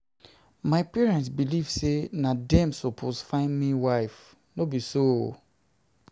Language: Nigerian Pidgin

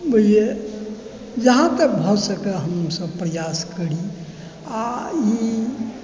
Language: Maithili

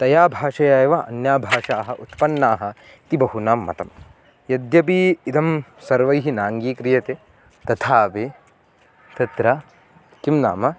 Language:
Sanskrit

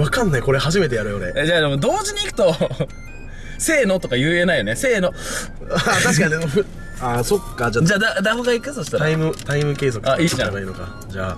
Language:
Japanese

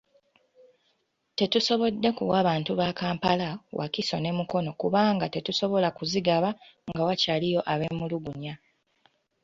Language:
Ganda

